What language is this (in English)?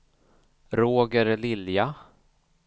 Swedish